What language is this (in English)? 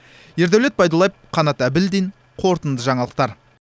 Kazakh